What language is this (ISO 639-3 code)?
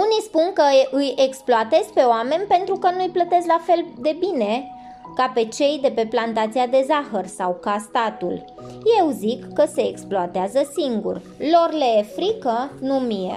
ron